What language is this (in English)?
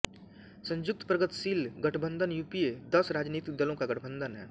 Hindi